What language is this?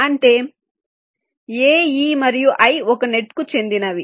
Telugu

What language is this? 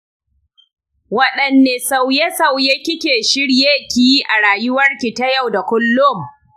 Hausa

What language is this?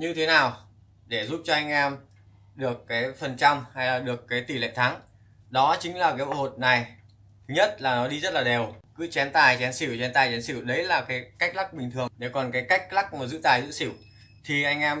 Vietnamese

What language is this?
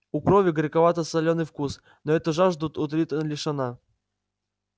Russian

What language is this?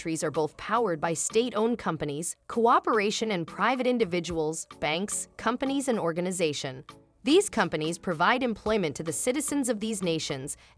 English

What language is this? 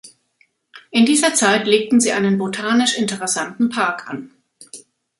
German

